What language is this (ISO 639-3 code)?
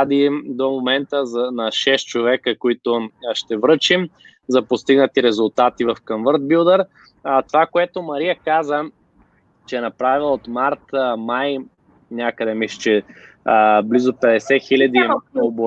bul